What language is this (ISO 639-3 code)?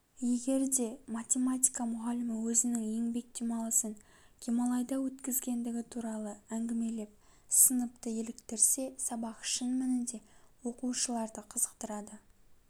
kaz